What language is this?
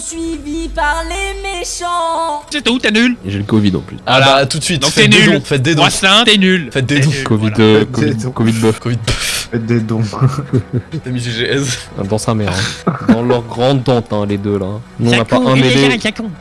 French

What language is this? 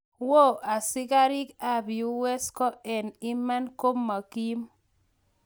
Kalenjin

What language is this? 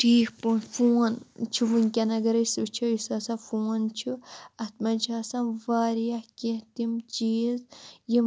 Kashmiri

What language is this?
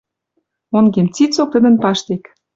Western Mari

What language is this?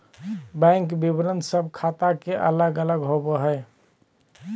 Magahi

